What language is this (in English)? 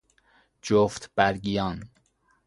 Persian